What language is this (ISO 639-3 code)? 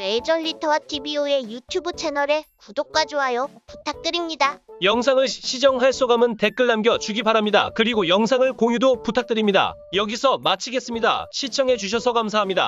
kor